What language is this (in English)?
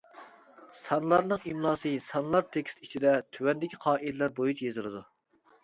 Uyghur